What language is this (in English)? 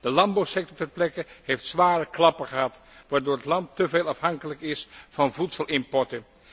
Dutch